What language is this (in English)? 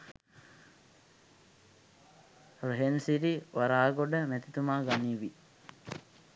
Sinhala